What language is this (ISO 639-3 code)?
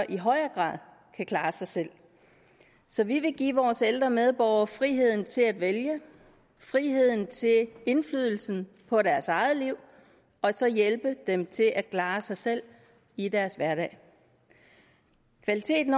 dan